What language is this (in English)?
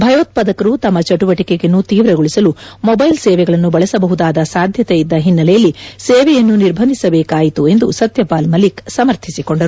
Kannada